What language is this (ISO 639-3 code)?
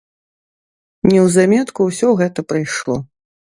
bel